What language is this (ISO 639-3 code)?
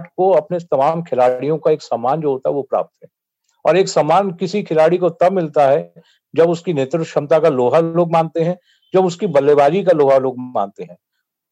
hin